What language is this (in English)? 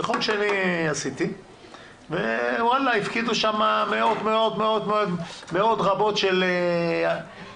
Hebrew